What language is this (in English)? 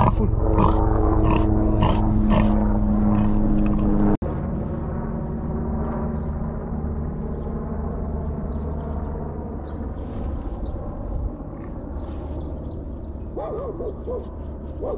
Korean